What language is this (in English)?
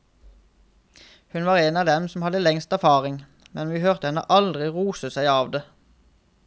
Norwegian